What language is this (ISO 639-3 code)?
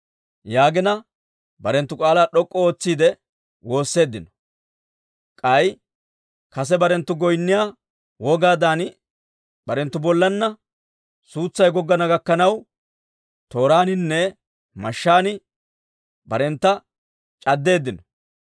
dwr